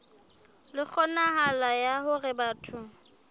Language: Southern Sotho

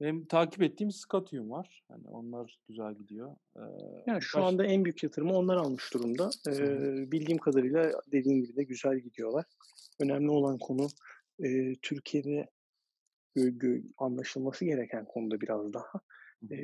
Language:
Turkish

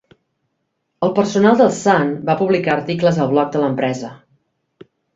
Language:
Catalan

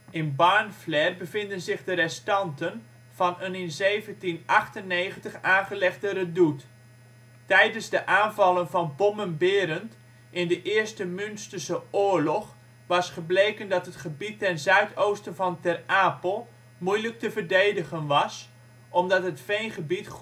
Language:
Dutch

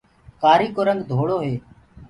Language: Gurgula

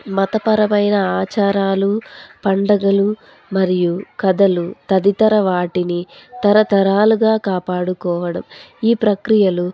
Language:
Telugu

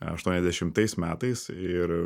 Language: Lithuanian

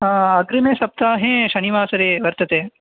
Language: Sanskrit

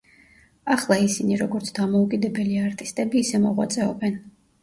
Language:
Georgian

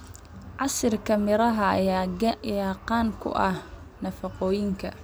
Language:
Somali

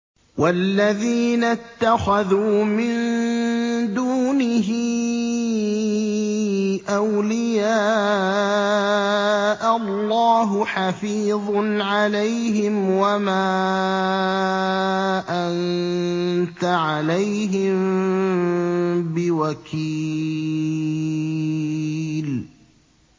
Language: Arabic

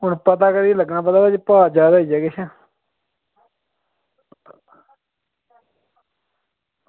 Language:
Dogri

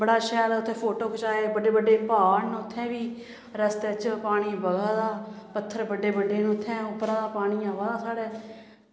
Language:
Dogri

